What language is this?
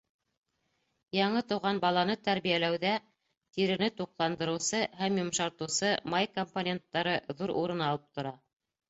Bashkir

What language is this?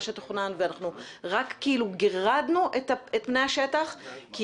Hebrew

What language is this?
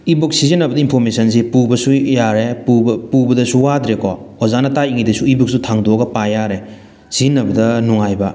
Manipuri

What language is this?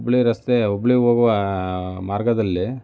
Kannada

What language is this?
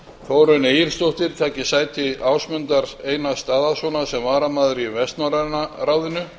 Icelandic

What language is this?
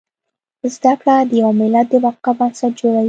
Pashto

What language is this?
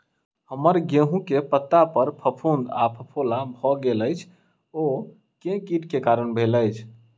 Maithili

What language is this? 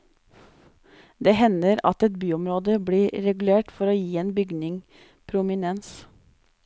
Norwegian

